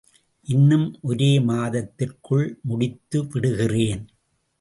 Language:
Tamil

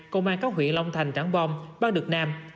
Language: Vietnamese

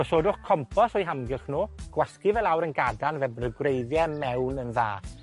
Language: Welsh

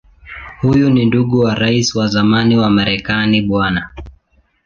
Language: Swahili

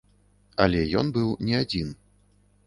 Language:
Belarusian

